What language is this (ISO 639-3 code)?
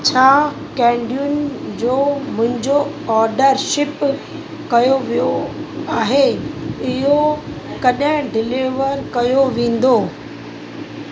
snd